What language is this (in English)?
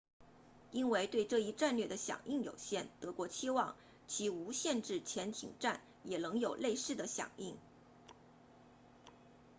Chinese